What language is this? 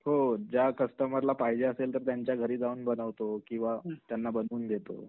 Marathi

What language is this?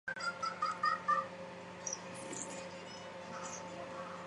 Chinese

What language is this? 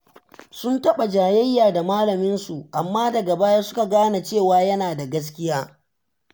Hausa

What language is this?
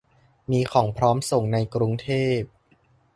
Thai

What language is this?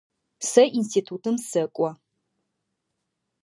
Adyghe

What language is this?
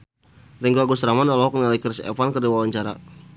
Sundanese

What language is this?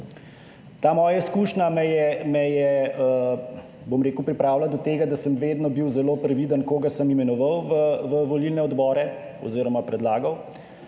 Slovenian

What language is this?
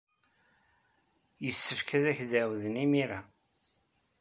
Kabyle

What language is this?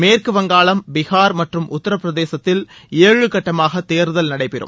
Tamil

